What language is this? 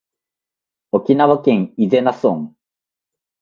Japanese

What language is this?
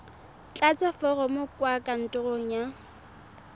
Tswana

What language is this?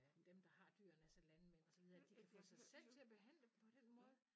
Danish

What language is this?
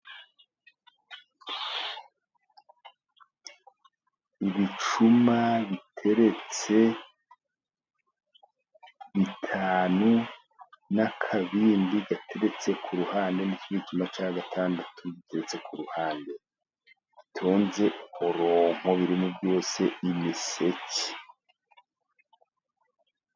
Kinyarwanda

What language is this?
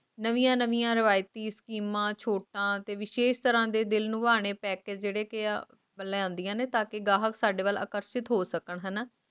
Punjabi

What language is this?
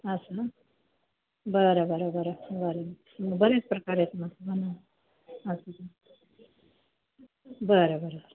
Marathi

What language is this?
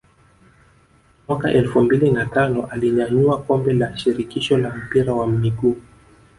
Swahili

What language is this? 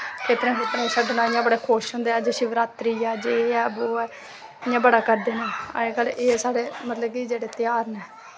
Dogri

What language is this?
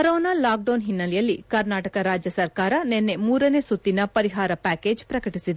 Kannada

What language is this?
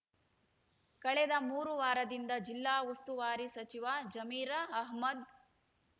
Kannada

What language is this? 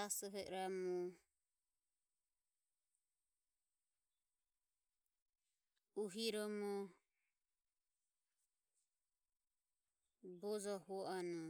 Ömie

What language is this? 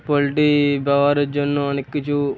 Bangla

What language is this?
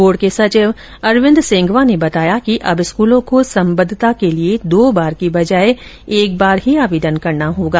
Hindi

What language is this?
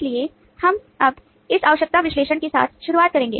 Hindi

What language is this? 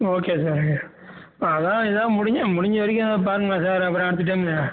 Tamil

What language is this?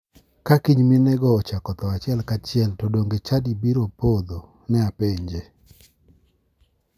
Luo (Kenya and Tanzania)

